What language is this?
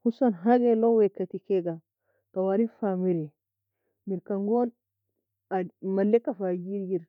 Nobiin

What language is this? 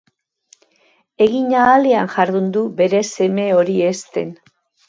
Basque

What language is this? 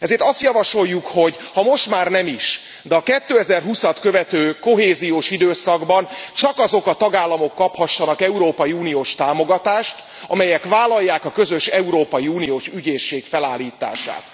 Hungarian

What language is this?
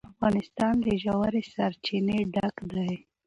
Pashto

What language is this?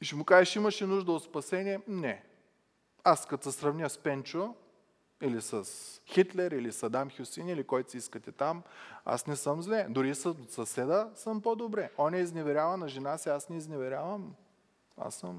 Bulgarian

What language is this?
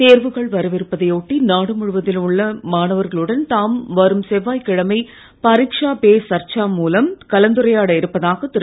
Tamil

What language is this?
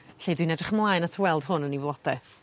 Welsh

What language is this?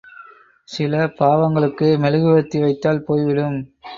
Tamil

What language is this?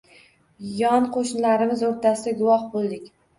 Uzbek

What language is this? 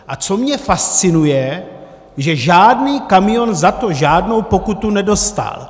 Czech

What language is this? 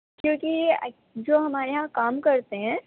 Urdu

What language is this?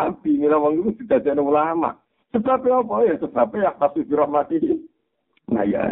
Indonesian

